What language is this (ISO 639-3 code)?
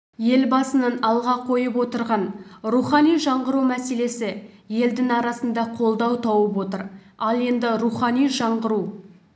kaz